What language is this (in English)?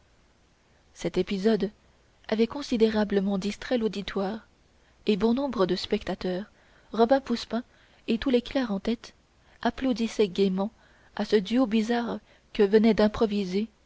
French